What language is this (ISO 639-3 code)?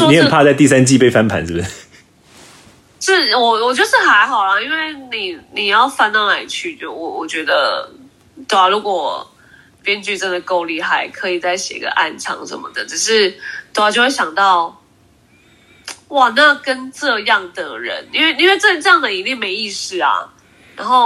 zho